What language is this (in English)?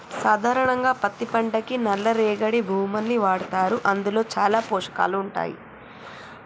Telugu